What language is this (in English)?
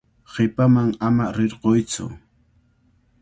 Cajatambo North Lima Quechua